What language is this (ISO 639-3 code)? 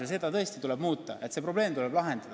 est